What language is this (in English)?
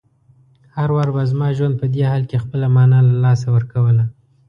Pashto